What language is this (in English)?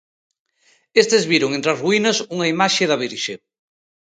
Galician